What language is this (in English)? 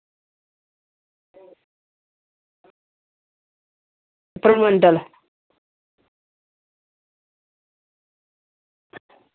Dogri